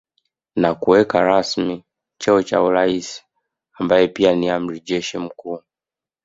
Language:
Swahili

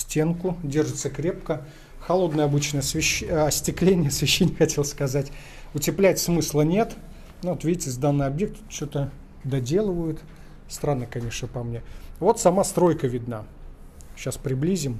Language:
Russian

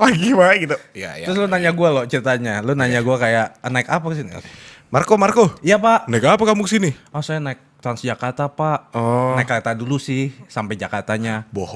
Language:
Indonesian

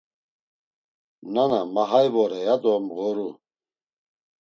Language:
Laz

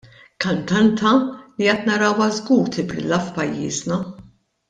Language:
Maltese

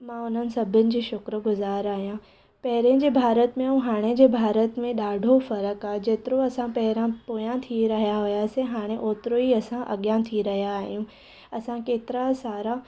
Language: Sindhi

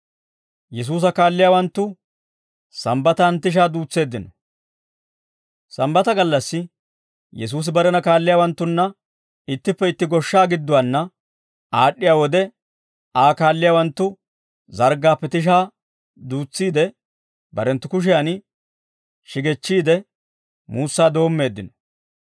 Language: Dawro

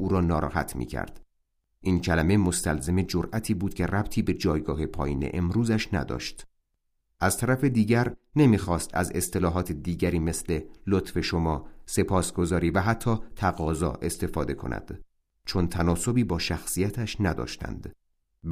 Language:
Persian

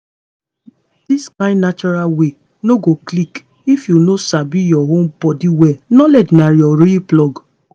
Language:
Nigerian Pidgin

